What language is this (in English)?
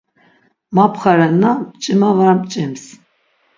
Laz